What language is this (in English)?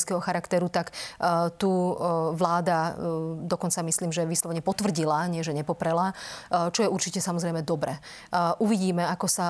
Slovak